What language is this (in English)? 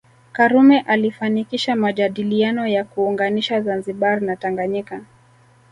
Swahili